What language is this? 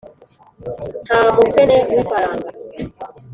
Kinyarwanda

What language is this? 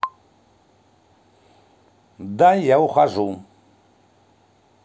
Russian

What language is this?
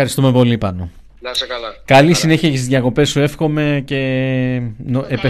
Greek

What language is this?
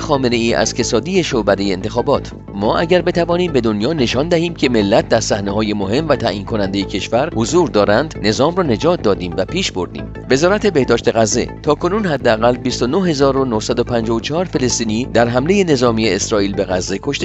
Persian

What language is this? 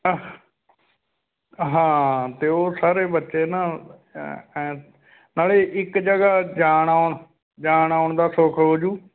Punjabi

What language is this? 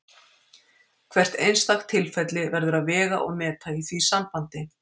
Icelandic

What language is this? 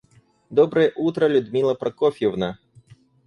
Russian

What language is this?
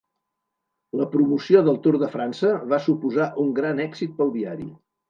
Catalan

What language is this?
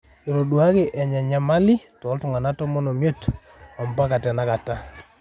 Masai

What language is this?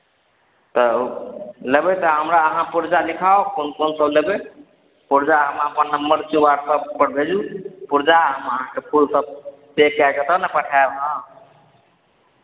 Maithili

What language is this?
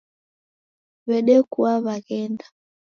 Taita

